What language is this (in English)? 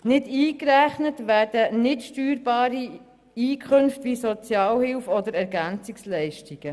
Swiss German